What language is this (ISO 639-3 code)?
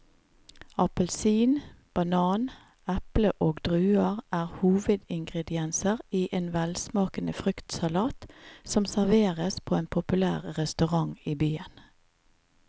nor